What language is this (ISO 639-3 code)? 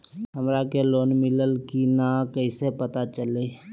mag